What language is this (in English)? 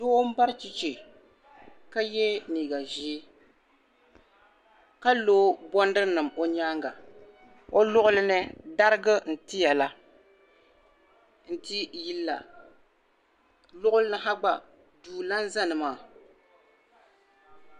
Dagbani